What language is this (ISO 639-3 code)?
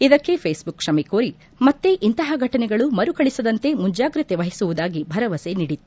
kan